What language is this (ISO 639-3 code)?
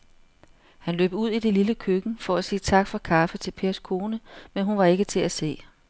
dan